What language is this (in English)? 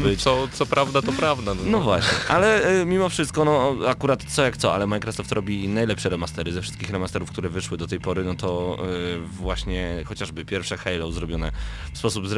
Polish